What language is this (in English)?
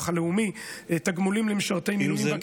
Hebrew